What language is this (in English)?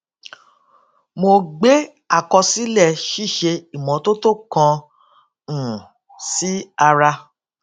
Yoruba